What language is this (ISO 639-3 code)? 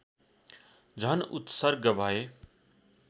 nep